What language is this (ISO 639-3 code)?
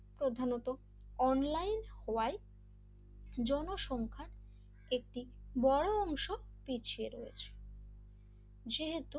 ben